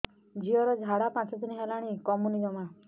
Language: Odia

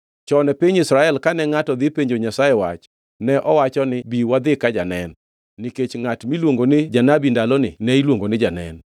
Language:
Luo (Kenya and Tanzania)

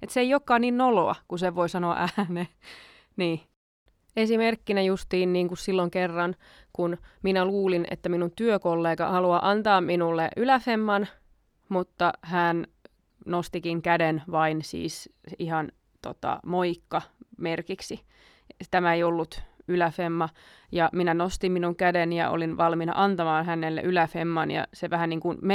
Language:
Finnish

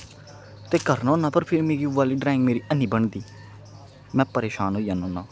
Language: Dogri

